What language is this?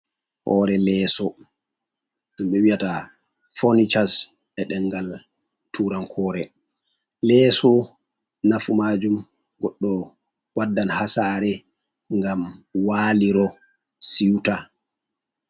Fula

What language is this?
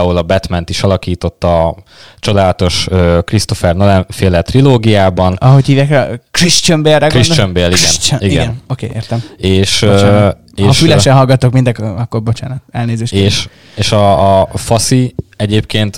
Hungarian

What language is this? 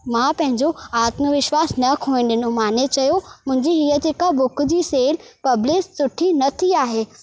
Sindhi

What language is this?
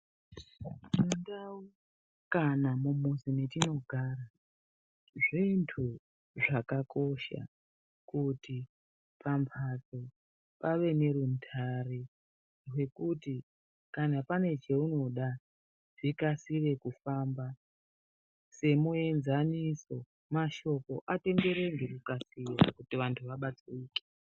Ndau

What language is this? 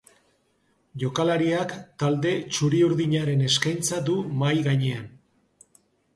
Basque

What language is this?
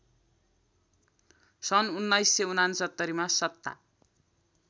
Nepali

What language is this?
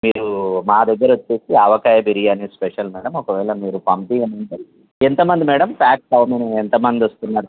Telugu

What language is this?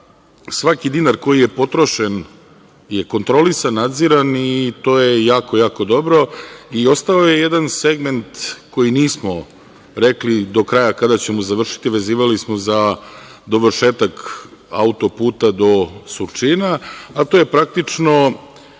Serbian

